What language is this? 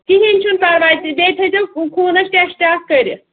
Kashmiri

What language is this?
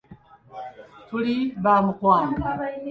Ganda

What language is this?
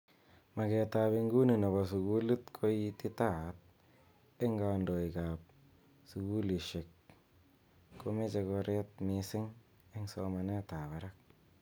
Kalenjin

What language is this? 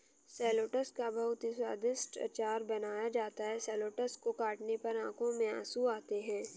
Hindi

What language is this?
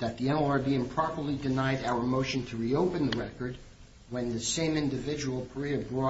English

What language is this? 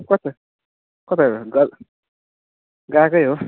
Nepali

